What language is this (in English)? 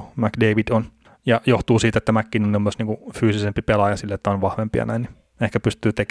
Finnish